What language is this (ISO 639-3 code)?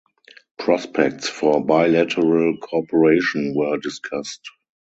eng